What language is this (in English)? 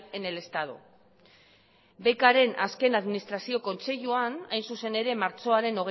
Basque